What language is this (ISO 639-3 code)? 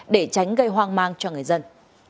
vie